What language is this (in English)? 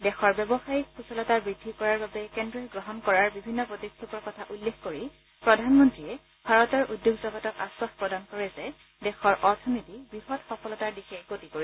Assamese